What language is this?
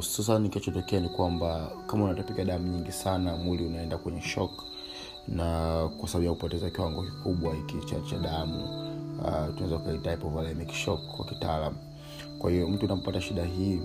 Swahili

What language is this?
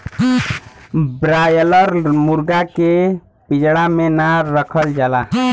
Bhojpuri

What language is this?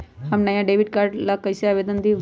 Magahi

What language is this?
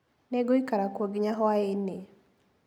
Kikuyu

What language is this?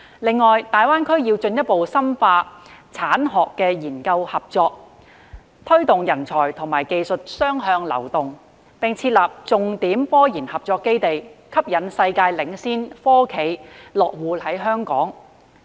Cantonese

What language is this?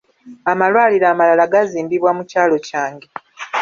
Ganda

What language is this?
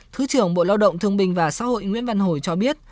Vietnamese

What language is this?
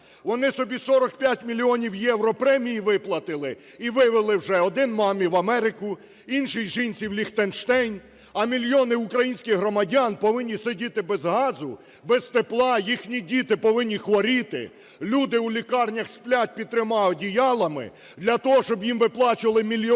Ukrainian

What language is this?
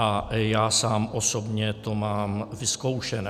Czech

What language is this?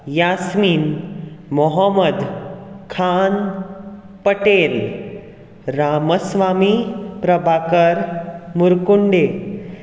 Konkani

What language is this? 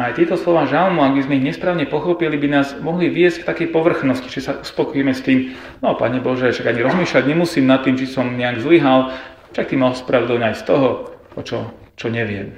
Slovak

